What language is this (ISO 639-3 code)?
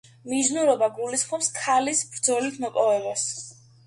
kat